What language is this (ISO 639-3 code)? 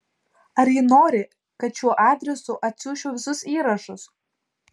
lit